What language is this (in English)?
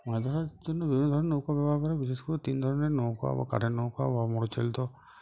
Bangla